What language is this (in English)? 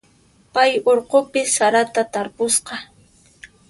Puno Quechua